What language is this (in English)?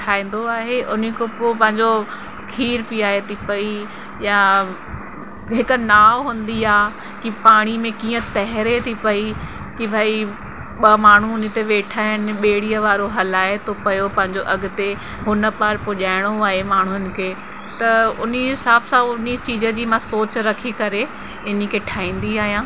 Sindhi